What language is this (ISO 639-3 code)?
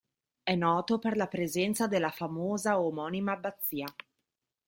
ita